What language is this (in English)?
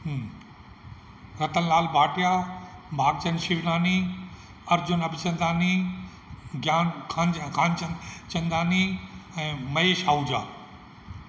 Sindhi